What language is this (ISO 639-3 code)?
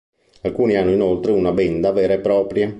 ita